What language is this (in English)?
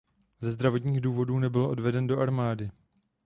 Czech